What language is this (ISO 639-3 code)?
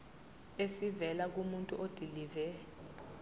zul